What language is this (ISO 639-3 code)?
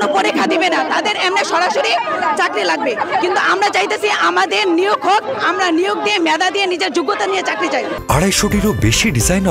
ben